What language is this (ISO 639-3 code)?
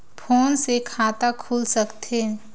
hne